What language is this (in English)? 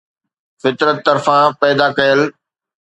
Sindhi